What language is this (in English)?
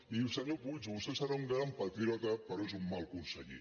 Catalan